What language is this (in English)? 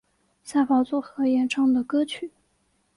Chinese